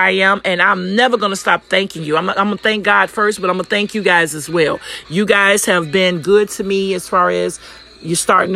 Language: English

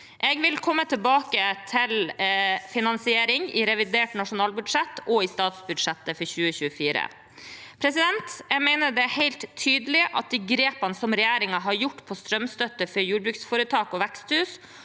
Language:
Norwegian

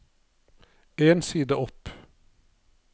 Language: Norwegian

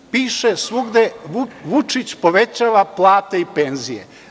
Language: Serbian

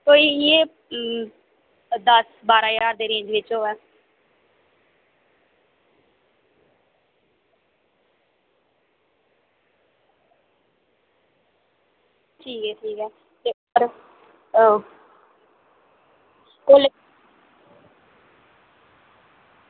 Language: Dogri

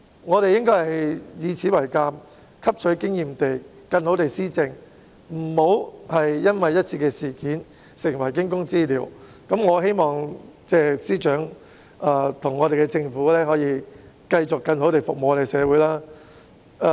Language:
Cantonese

